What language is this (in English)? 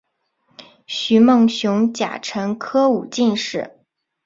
Chinese